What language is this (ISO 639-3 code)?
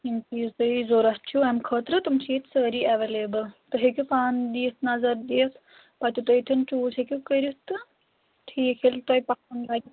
kas